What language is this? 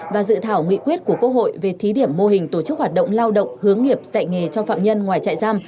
Vietnamese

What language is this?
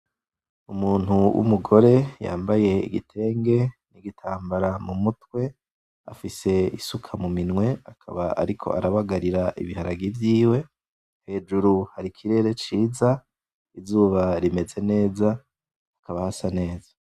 Rundi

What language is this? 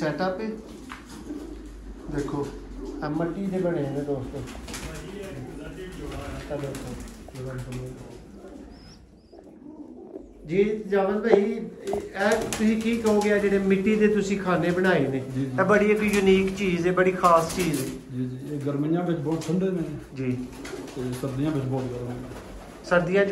Romanian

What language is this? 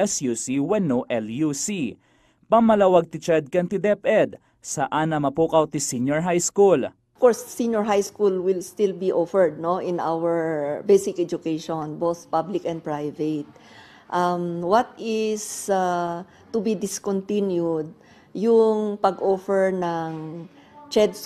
Filipino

